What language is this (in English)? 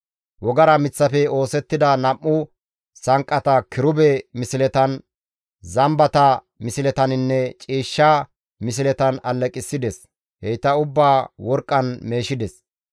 Gamo